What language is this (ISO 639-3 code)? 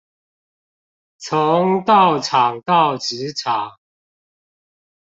zho